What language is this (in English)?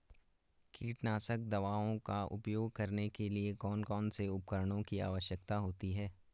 Hindi